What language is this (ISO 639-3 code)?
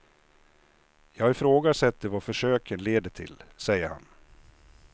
swe